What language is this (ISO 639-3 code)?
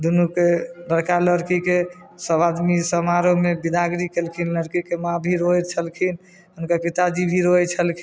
mai